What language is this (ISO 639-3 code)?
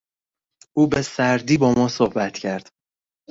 fas